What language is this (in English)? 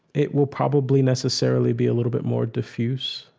English